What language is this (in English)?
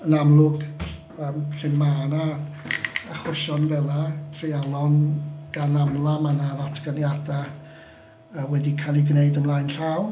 Welsh